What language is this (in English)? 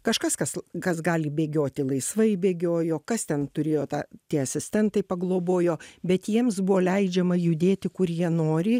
Lithuanian